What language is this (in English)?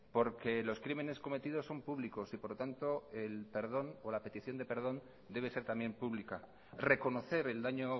Spanish